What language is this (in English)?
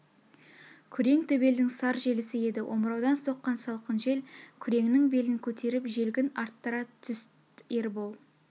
Kazakh